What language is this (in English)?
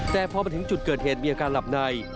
Thai